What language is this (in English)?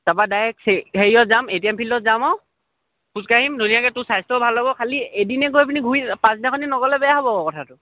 Assamese